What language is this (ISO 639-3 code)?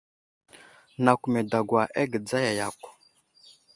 udl